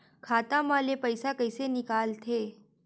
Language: Chhattisgarhi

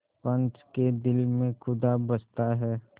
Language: Hindi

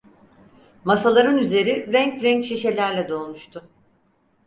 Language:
Turkish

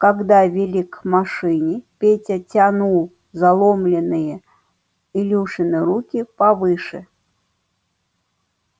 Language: Russian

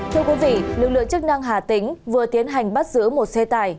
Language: Vietnamese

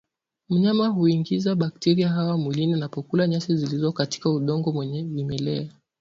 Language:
Swahili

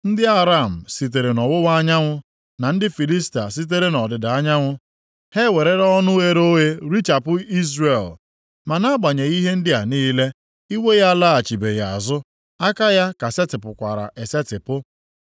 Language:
Igbo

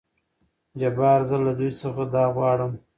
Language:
Pashto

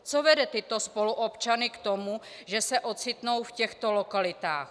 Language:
Czech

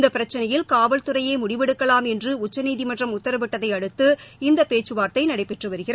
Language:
Tamil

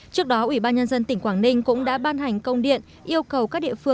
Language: Vietnamese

